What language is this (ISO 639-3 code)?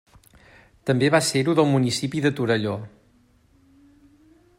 cat